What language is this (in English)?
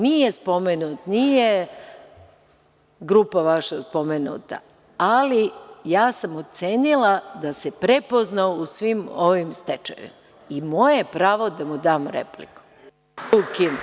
Serbian